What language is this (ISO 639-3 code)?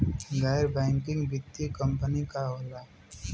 bho